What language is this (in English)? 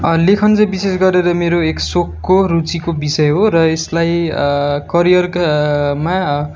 Nepali